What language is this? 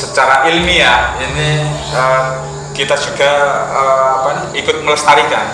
Indonesian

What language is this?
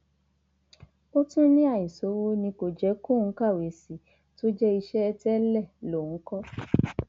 Yoruba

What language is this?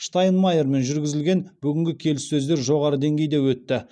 Kazakh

